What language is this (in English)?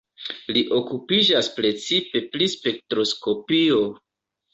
Esperanto